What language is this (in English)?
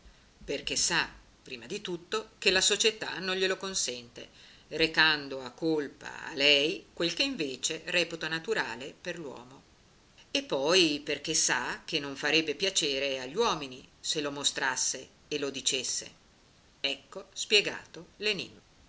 Italian